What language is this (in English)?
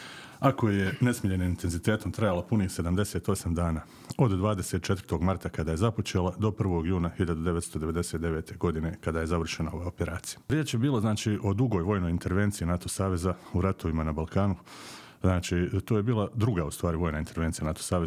Croatian